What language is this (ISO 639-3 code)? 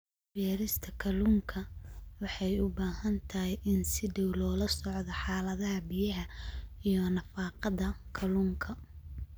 som